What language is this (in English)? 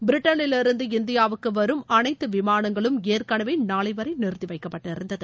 Tamil